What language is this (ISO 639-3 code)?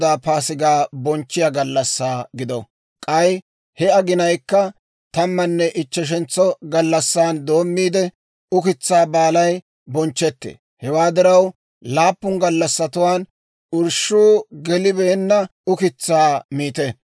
dwr